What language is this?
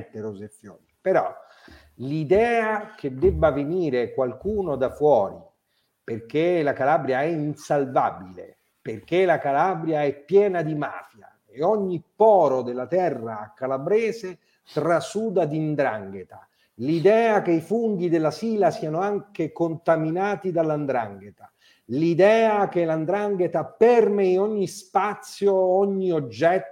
Italian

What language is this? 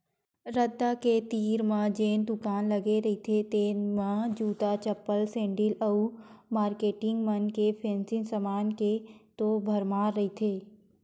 Chhattisgarhi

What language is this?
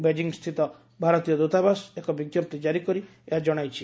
Odia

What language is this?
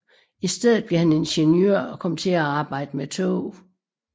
Danish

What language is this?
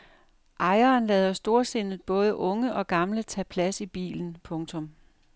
Danish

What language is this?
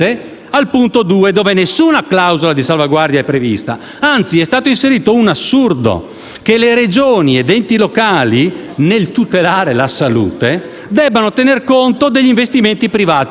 Italian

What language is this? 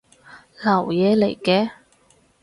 Cantonese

